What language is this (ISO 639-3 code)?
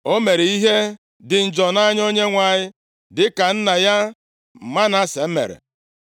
ibo